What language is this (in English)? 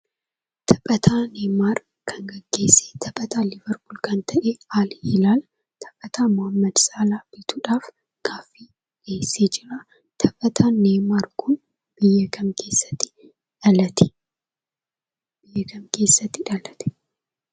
Oromo